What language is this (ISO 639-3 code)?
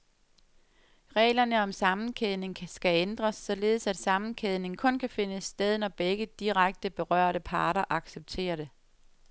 dan